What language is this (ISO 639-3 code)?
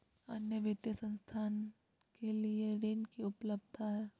mag